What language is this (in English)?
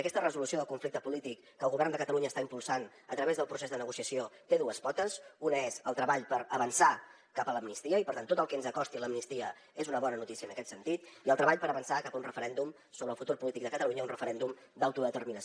Catalan